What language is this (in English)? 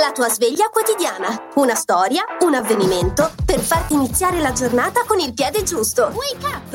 Italian